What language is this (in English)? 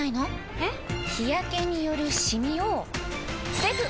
Japanese